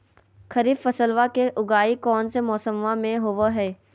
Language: Magahi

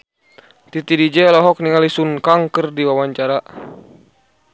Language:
Sundanese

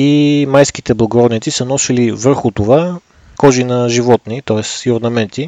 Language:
Bulgarian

